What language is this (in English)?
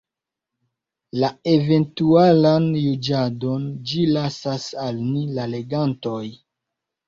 Esperanto